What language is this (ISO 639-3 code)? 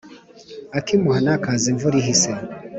kin